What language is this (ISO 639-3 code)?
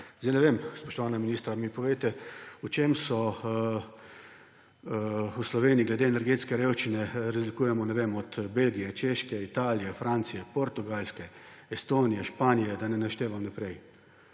slv